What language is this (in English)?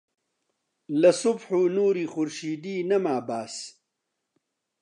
Central Kurdish